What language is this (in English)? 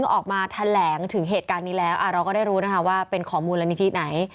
Thai